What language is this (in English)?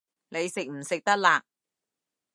Cantonese